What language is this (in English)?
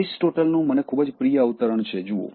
Gujarati